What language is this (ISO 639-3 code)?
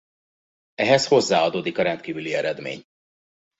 hun